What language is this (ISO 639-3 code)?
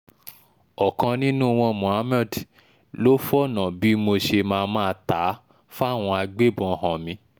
yor